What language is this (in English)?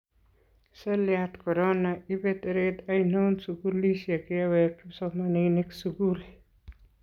Kalenjin